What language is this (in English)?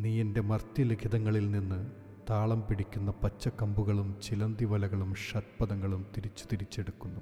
Malayalam